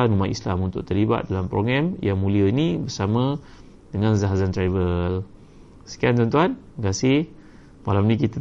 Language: Malay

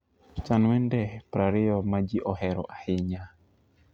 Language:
Luo (Kenya and Tanzania)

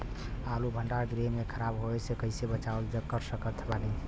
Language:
Bhojpuri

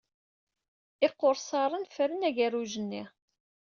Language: Kabyle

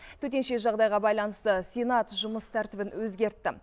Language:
Kazakh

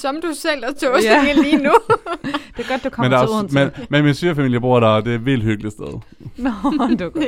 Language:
Danish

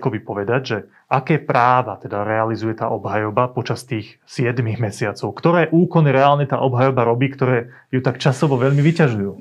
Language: Slovak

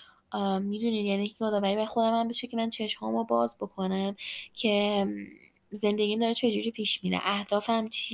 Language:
Persian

